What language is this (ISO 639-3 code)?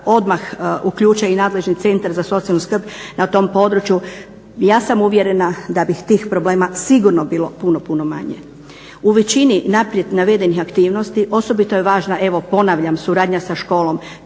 hrv